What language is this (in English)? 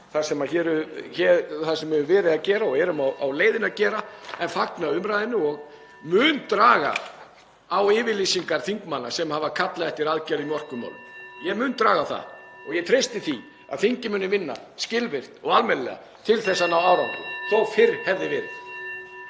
Icelandic